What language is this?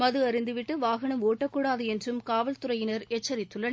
Tamil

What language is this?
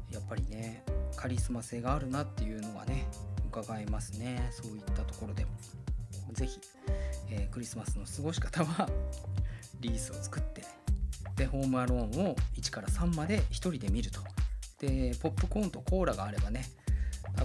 Japanese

